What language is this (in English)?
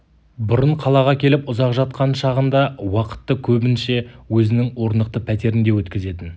Kazakh